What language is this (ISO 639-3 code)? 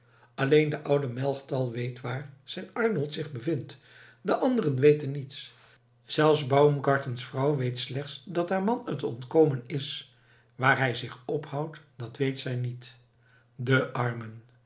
nld